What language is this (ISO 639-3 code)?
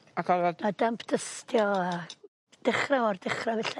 cym